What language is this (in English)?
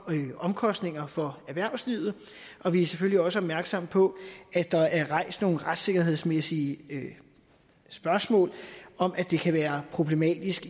Danish